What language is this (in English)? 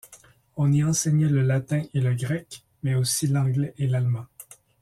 French